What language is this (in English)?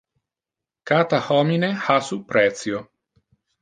Interlingua